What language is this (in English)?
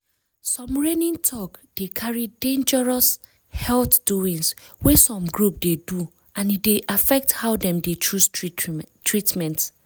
Nigerian Pidgin